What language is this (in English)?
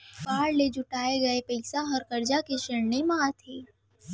Chhattisgarhi